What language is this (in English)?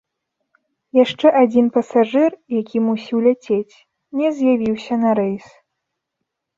Belarusian